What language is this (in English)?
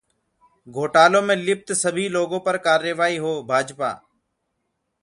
Hindi